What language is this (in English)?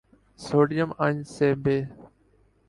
Urdu